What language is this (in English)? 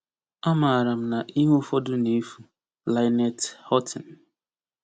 Igbo